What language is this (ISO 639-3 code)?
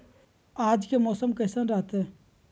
mag